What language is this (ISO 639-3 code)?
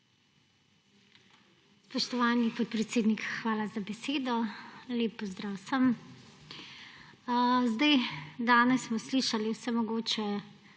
slv